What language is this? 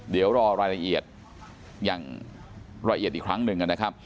Thai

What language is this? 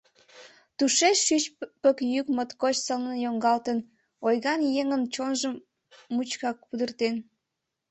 Mari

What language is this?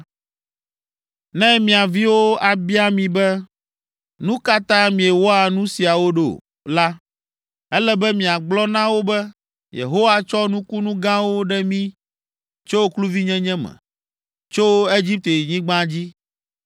Ewe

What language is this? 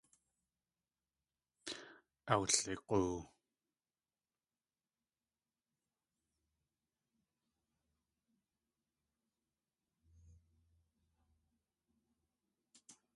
Tlingit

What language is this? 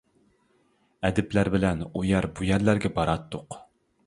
Uyghur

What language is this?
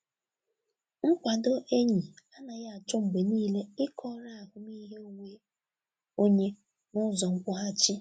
Igbo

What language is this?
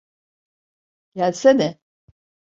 Turkish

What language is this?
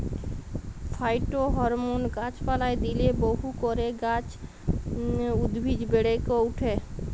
Bangla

